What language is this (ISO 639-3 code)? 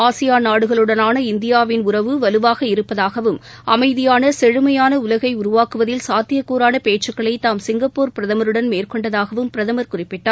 tam